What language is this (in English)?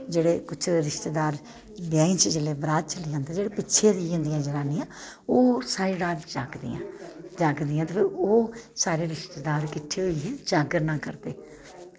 Dogri